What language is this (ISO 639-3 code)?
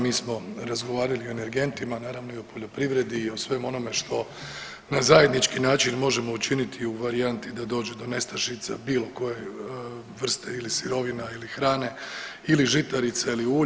hrv